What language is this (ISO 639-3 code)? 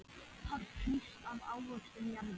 isl